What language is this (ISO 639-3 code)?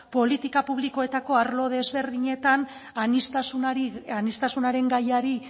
eus